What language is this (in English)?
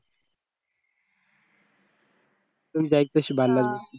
Marathi